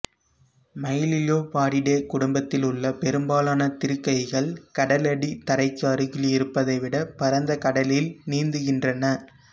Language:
Tamil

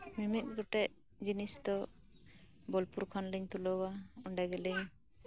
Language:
Santali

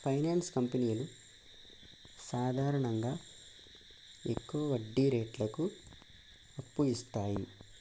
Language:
Telugu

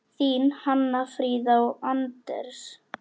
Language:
Icelandic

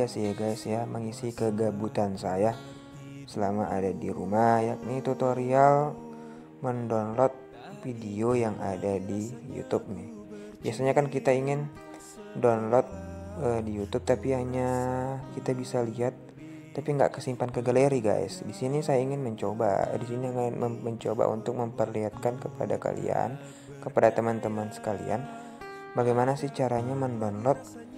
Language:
Indonesian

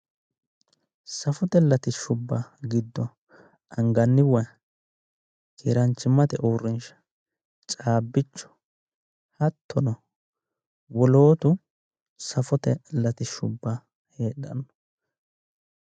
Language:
Sidamo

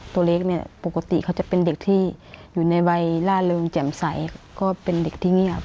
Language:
Thai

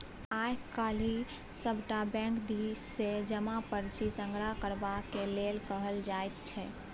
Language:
Maithili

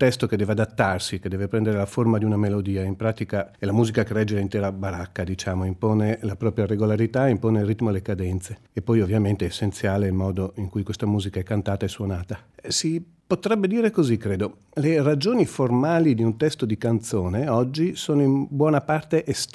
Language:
Italian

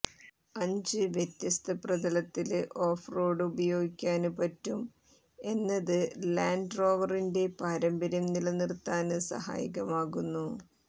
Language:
Malayalam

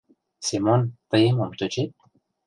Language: Mari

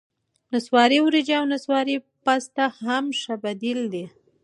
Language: Pashto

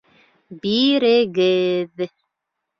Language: Bashkir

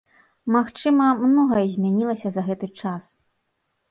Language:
Belarusian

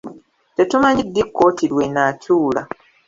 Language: Ganda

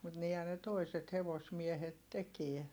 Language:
Finnish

